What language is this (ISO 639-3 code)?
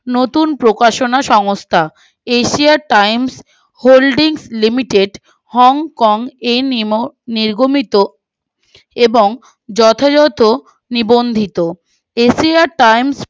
ben